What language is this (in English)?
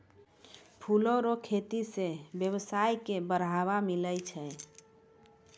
Maithili